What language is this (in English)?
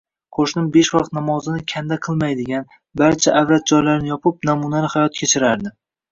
Uzbek